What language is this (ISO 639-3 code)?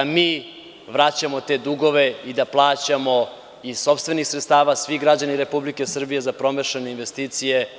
srp